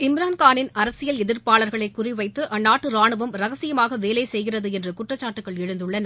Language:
Tamil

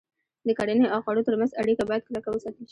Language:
Pashto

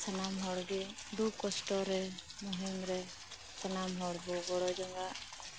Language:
Santali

